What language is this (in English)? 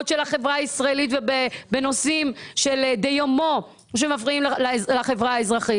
Hebrew